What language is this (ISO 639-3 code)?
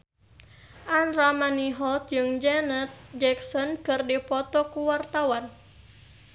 sun